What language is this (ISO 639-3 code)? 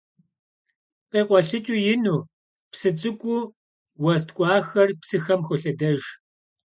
kbd